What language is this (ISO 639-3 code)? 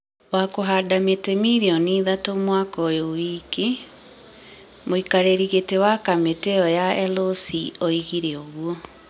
kik